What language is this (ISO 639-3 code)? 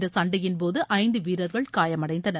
tam